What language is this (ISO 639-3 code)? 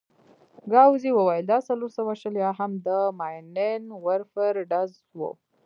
pus